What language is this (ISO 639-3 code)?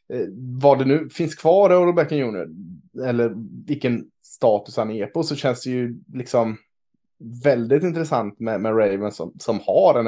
swe